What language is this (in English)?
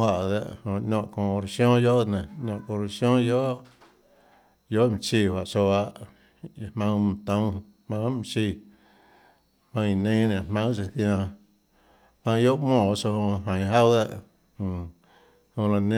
Tlacoatzintepec Chinantec